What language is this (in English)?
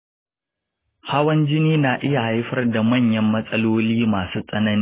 Hausa